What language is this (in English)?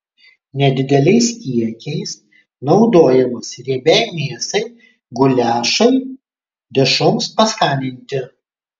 Lithuanian